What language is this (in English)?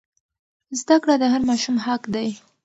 Pashto